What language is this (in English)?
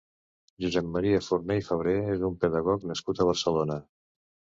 Catalan